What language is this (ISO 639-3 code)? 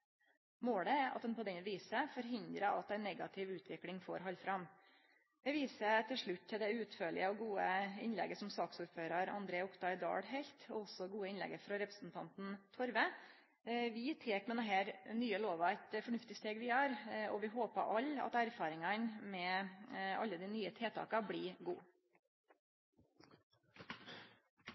nno